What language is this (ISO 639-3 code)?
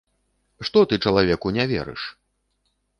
bel